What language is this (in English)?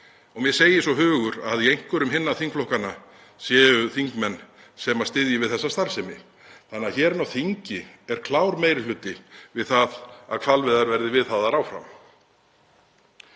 Icelandic